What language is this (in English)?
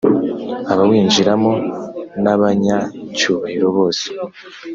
Kinyarwanda